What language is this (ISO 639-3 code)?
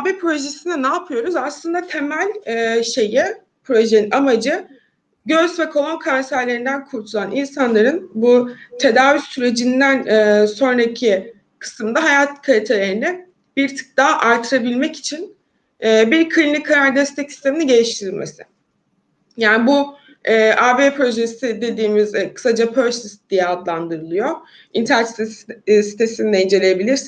tur